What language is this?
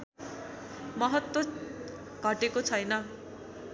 Nepali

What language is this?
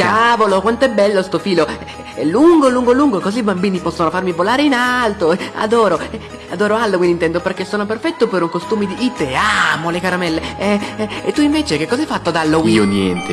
Italian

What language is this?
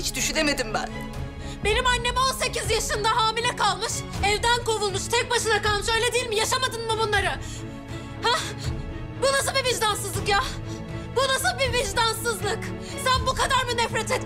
Turkish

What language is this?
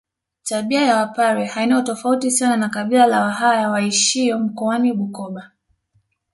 Swahili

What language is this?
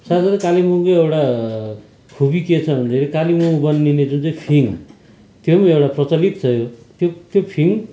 Nepali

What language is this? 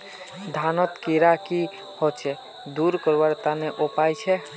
Magahi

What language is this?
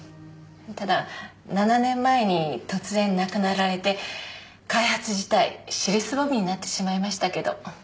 Japanese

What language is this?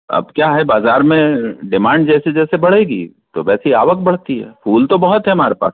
Hindi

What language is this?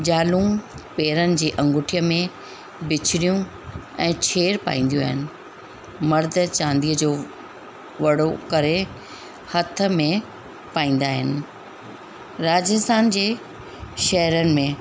Sindhi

